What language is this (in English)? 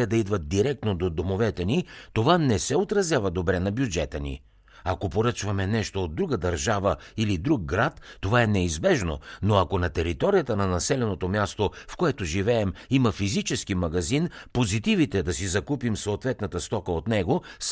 Bulgarian